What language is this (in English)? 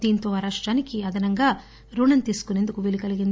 Telugu